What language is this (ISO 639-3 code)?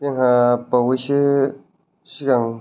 brx